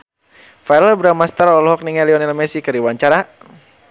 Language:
Sundanese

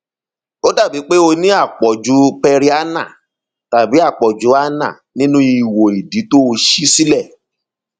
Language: Yoruba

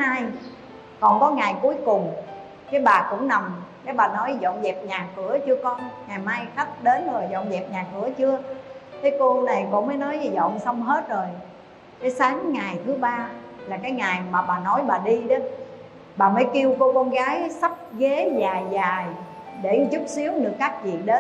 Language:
Vietnamese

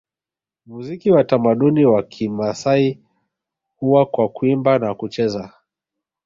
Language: Swahili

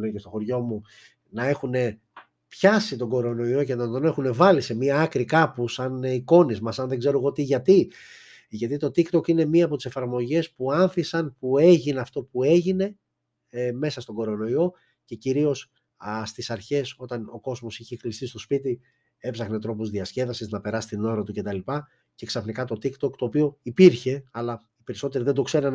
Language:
Greek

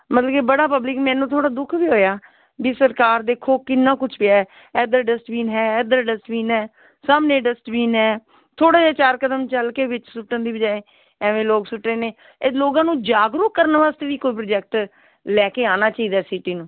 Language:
Punjabi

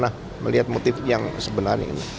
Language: Indonesian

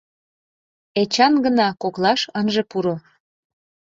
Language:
Mari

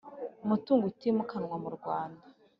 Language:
Kinyarwanda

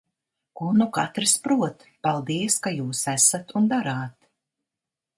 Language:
Latvian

